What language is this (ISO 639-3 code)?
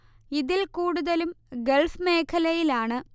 mal